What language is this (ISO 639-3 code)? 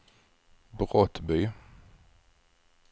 swe